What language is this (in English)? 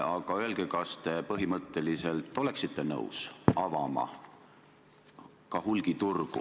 Estonian